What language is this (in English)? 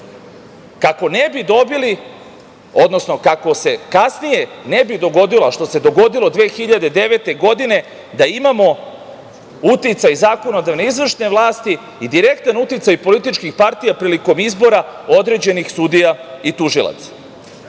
Serbian